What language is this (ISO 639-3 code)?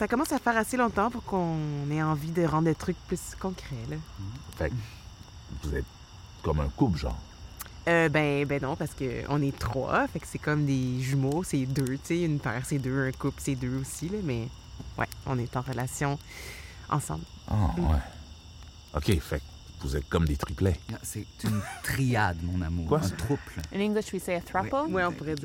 fra